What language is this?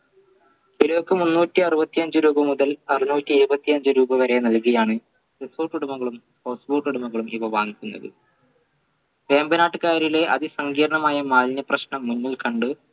Malayalam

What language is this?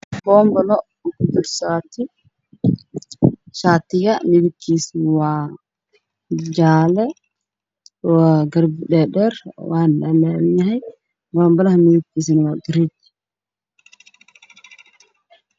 Somali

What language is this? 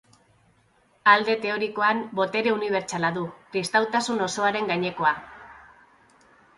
Basque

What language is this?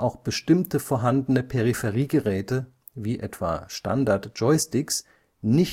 German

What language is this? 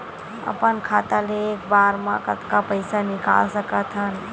Chhattisgarhi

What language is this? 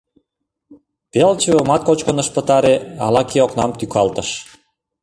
Mari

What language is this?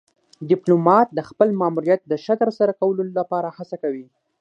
Pashto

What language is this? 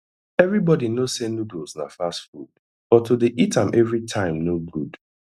Nigerian Pidgin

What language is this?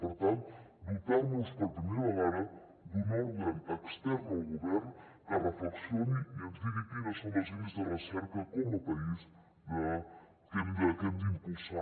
Catalan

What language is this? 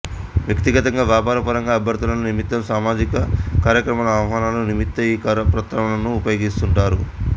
Telugu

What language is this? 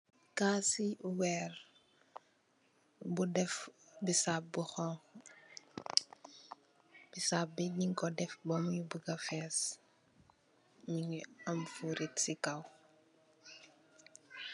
Wolof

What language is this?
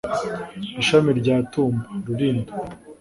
Kinyarwanda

